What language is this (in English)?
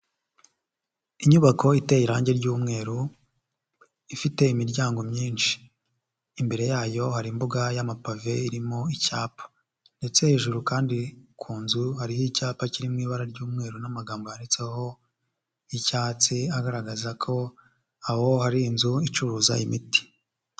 Kinyarwanda